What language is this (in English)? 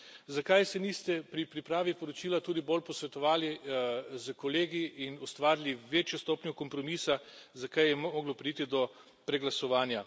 Slovenian